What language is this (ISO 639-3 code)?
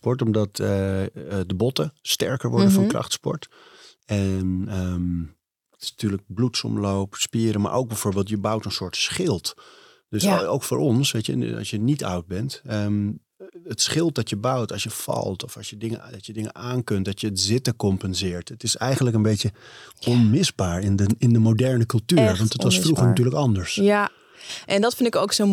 nld